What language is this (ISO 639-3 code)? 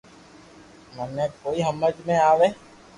lrk